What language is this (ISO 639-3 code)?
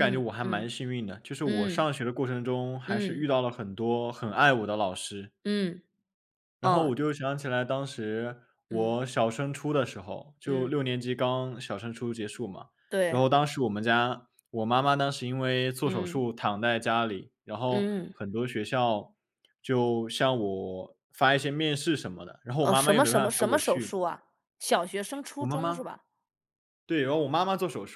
zho